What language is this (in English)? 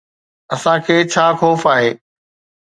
Sindhi